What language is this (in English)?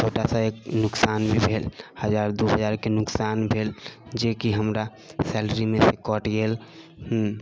Maithili